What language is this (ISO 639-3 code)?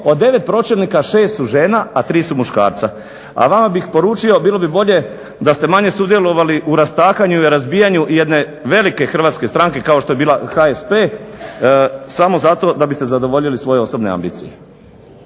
hrv